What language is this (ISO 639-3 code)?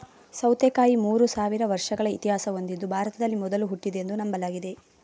kan